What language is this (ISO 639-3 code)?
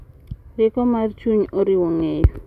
luo